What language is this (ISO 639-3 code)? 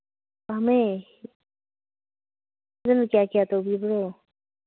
mni